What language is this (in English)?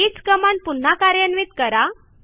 Marathi